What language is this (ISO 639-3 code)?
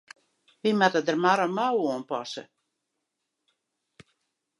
fry